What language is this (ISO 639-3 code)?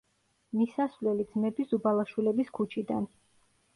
kat